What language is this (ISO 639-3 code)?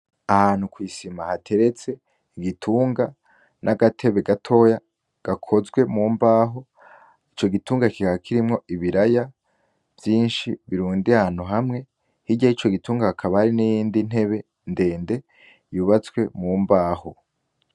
run